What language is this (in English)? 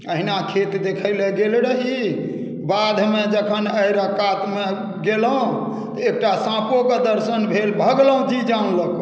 Maithili